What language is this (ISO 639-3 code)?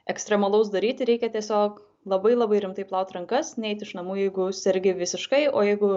lit